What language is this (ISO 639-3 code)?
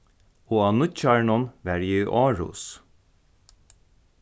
fao